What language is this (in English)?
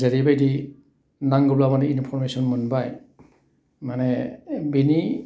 Bodo